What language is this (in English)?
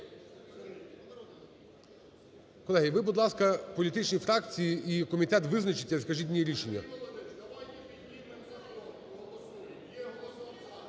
Ukrainian